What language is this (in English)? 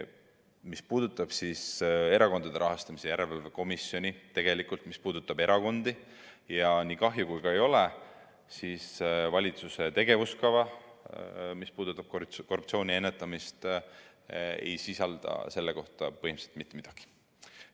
Estonian